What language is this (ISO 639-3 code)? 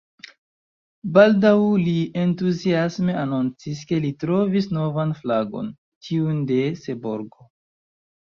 epo